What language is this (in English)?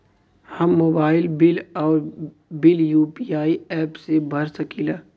Bhojpuri